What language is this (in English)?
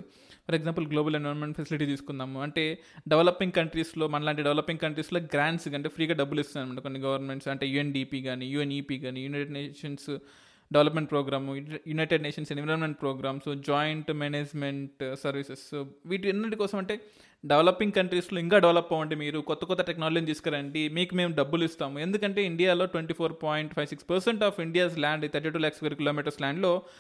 Telugu